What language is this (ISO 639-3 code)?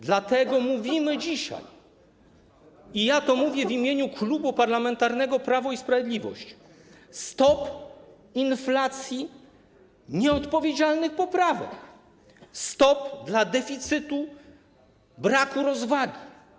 pol